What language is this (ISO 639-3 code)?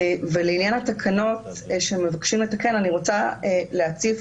heb